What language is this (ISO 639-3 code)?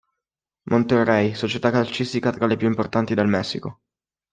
ita